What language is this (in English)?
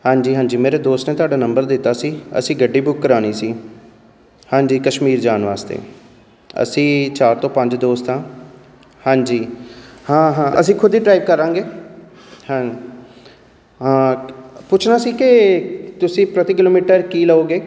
Punjabi